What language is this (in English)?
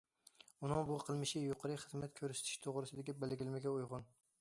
Uyghur